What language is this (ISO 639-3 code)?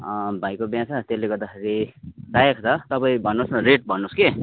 nep